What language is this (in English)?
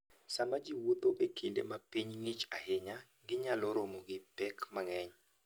Luo (Kenya and Tanzania)